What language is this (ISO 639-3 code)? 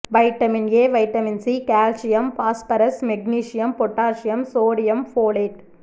tam